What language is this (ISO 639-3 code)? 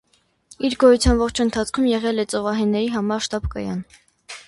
hye